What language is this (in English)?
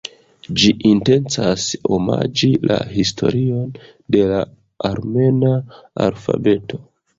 Esperanto